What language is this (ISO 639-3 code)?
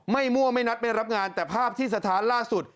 tha